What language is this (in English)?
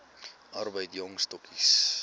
Afrikaans